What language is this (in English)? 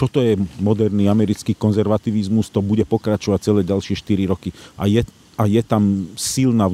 Slovak